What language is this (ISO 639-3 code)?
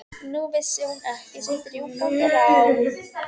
isl